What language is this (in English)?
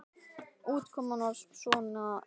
Icelandic